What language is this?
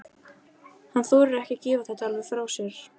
Icelandic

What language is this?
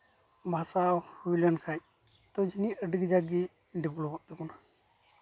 Santali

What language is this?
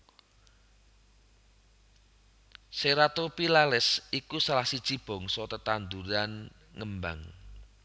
Javanese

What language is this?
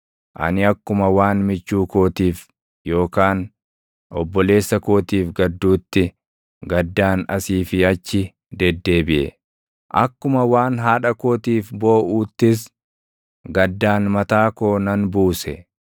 Oromo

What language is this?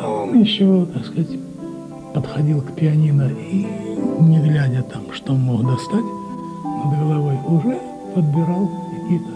Russian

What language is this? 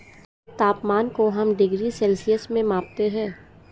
Hindi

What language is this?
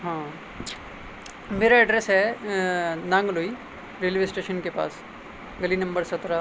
Urdu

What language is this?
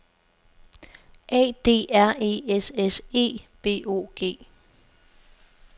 Danish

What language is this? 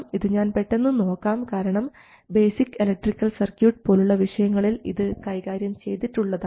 Malayalam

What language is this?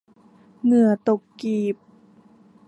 Thai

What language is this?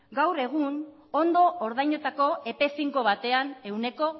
Basque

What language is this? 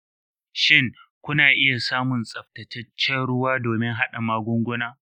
Hausa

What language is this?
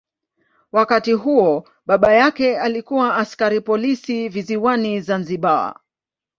Swahili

